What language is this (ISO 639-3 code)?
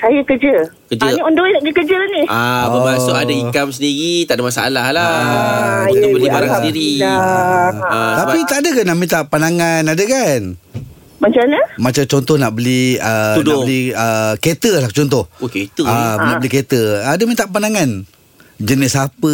msa